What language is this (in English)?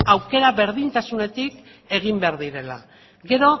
Basque